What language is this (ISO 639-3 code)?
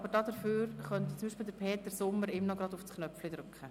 gsw